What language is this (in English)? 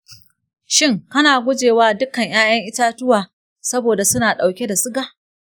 Hausa